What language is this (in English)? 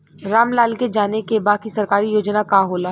Bhojpuri